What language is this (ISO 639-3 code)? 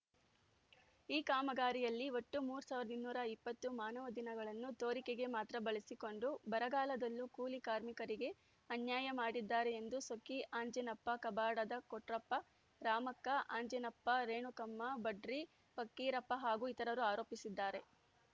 kan